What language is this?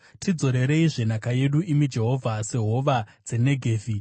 Shona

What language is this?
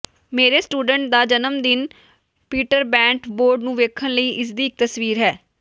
Punjabi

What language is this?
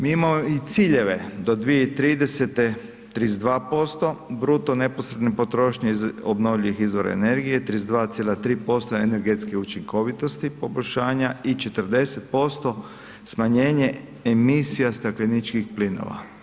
Croatian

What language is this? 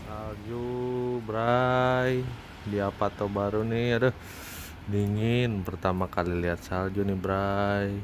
Indonesian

